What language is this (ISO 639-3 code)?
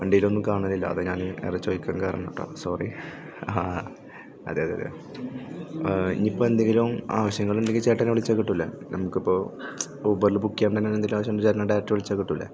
mal